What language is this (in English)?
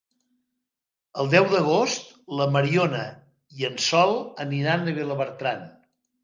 Catalan